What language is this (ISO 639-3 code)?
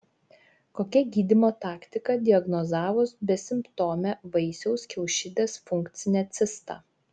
lit